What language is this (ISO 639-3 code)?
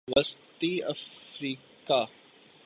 urd